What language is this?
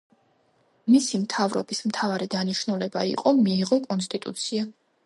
Georgian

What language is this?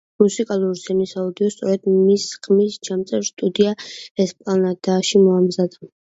Georgian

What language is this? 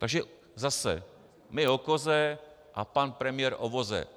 Czech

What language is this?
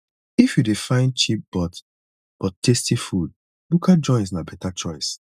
Nigerian Pidgin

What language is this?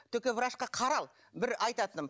Kazakh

